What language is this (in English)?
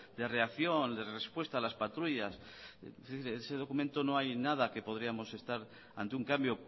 Spanish